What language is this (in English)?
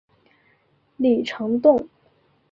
Chinese